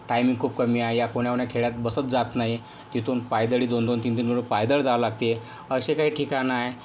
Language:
Marathi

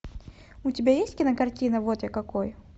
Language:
Russian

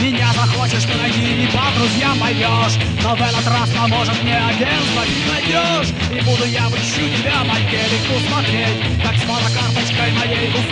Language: Russian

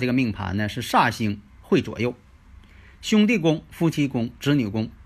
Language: Chinese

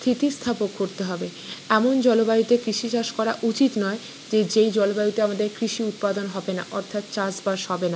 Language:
Bangla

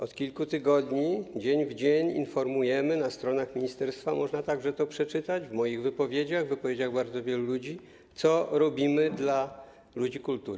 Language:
Polish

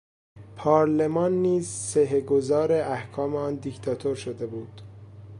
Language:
Persian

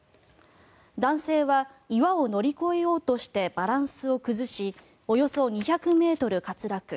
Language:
Japanese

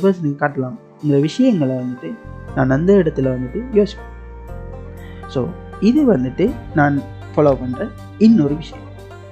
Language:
Tamil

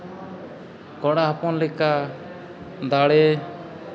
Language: Santali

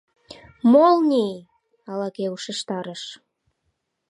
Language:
Mari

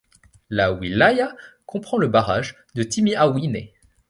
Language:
French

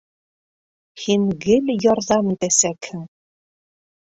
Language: Bashkir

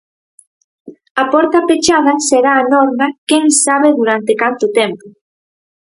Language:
Galician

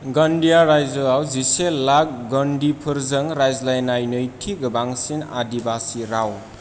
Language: Bodo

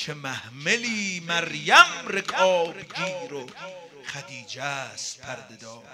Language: Persian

